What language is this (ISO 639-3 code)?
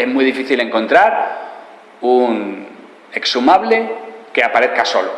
spa